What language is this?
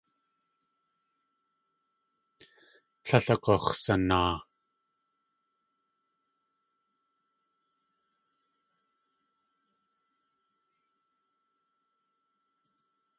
Tlingit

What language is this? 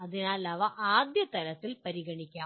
Malayalam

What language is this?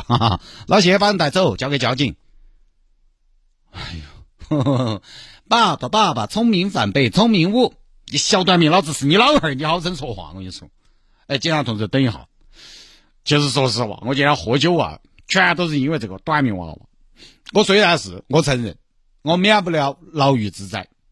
Chinese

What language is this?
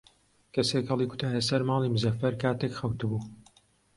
Central Kurdish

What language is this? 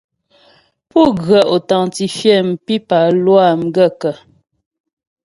Ghomala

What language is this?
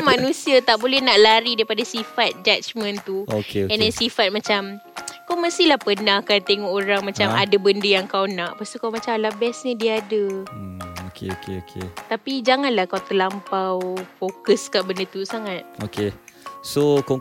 Malay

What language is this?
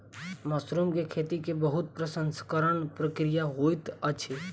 Maithili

